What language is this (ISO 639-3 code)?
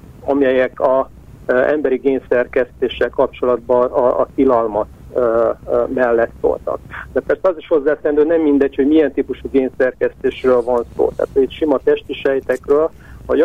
hun